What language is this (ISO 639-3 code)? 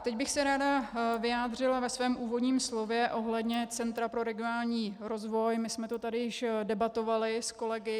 ces